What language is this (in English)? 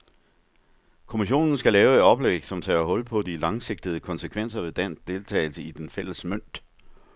Danish